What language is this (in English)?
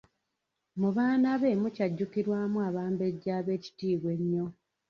Ganda